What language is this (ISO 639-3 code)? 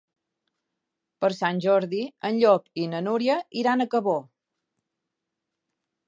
cat